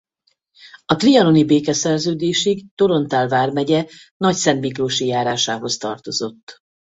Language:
Hungarian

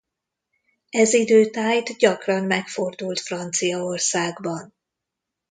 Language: Hungarian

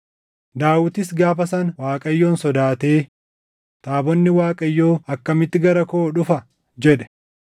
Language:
Oromo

